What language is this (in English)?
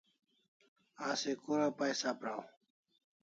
Kalasha